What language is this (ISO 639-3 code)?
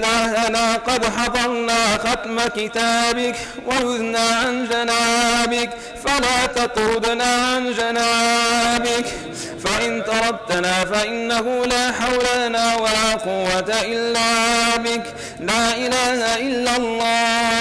ara